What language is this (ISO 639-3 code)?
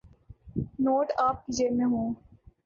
urd